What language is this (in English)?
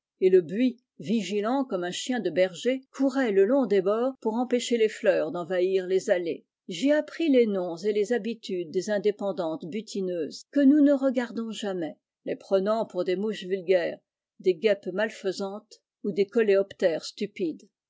French